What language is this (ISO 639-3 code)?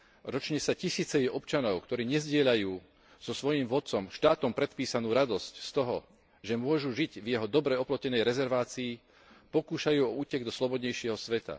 slk